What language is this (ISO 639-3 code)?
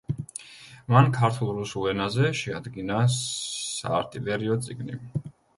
kat